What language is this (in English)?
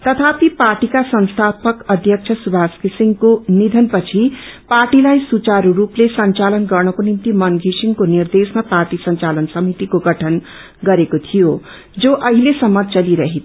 Nepali